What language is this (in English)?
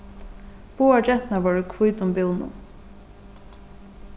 Faroese